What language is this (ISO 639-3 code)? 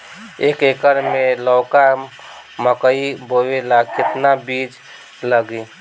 bho